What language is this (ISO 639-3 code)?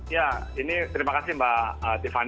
ind